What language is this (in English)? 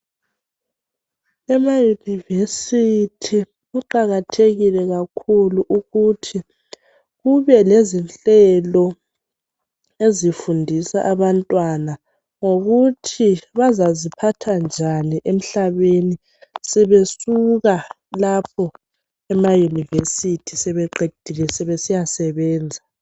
North Ndebele